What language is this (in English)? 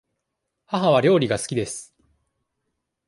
Japanese